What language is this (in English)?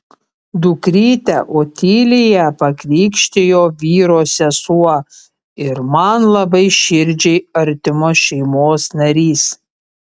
Lithuanian